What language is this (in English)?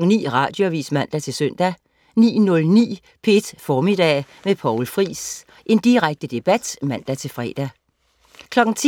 Danish